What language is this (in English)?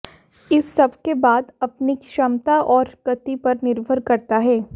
Hindi